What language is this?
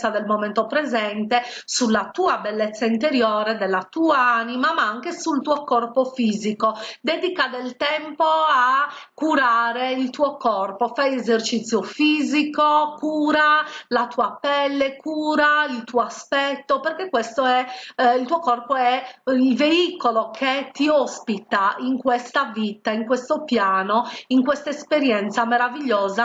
Italian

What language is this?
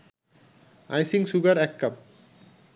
Bangla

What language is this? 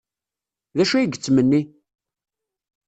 Kabyle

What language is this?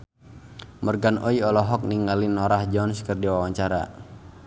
Sundanese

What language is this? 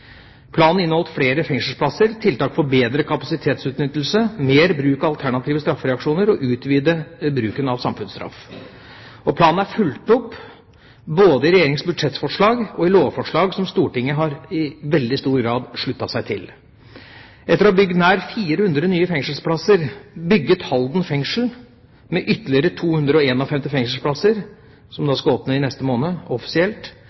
Norwegian Bokmål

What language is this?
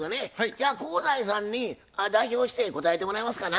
Japanese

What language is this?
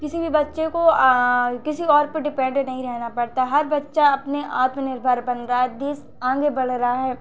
Hindi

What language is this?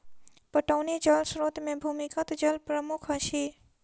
Maithili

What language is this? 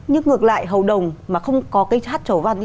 Vietnamese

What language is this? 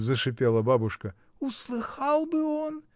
Russian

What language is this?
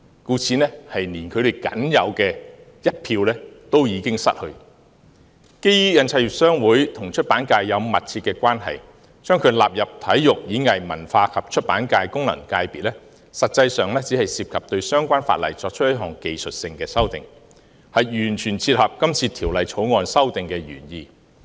Cantonese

